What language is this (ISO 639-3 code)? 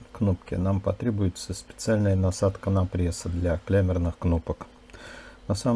rus